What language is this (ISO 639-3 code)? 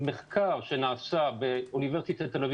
heb